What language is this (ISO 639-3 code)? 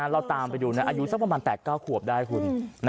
tha